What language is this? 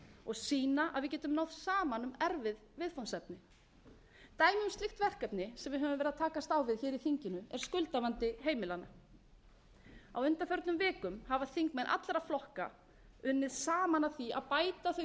Icelandic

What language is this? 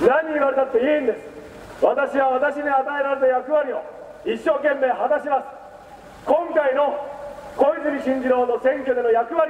Japanese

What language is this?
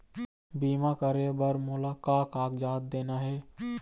Chhattisgarhi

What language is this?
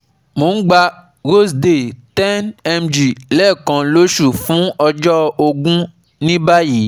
Yoruba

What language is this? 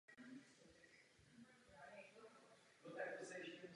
Czech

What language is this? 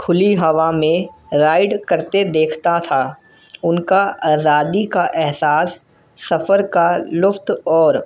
Urdu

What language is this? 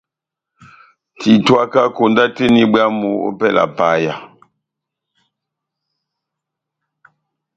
Batanga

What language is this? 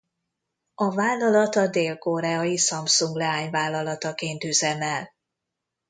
Hungarian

